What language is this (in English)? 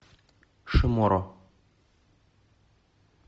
Russian